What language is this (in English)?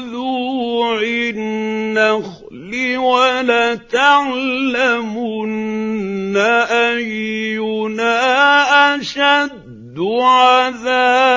Arabic